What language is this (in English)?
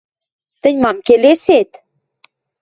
Western Mari